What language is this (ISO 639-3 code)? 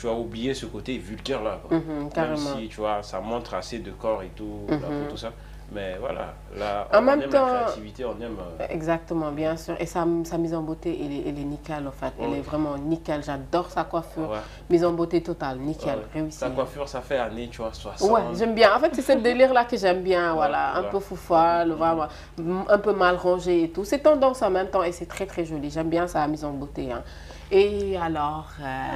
fra